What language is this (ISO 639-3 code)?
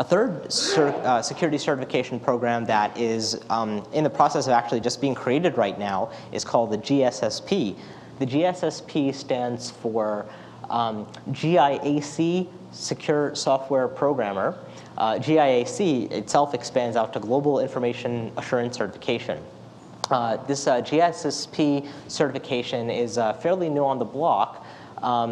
eng